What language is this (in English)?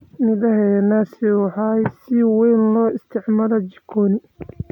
Somali